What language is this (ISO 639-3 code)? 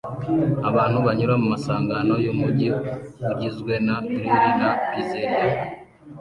kin